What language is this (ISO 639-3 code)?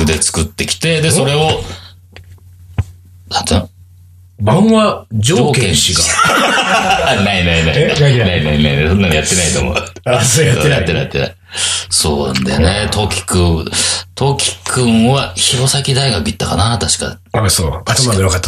jpn